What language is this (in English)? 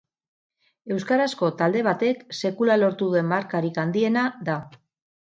Basque